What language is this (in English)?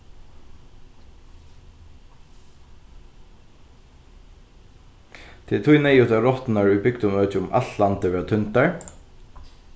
Faroese